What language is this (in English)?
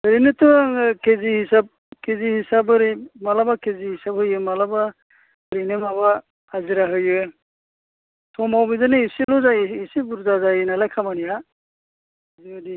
Bodo